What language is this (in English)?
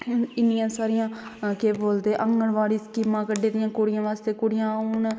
Dogri